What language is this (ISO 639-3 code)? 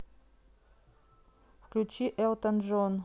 rus